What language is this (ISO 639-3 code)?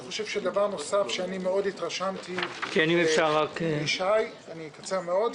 heb